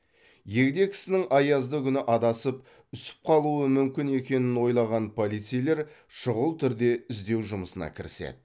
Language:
Kazakh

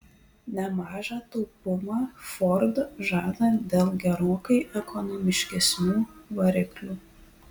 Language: Lithuanian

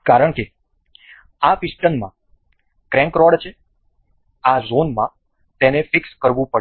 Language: Gujarati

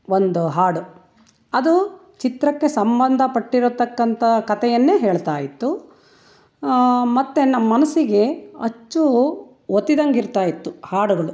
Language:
Kannada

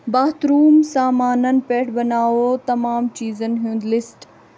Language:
Kashmiri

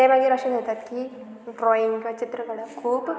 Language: Konkani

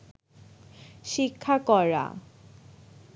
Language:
Bangla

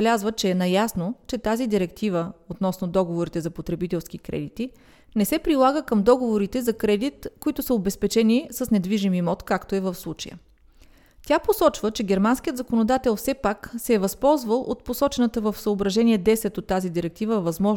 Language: Bulgarian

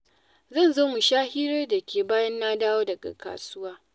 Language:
Hausa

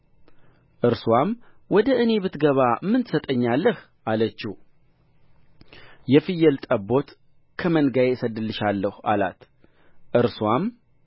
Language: Amharic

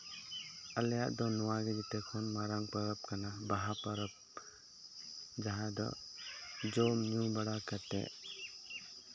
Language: Santali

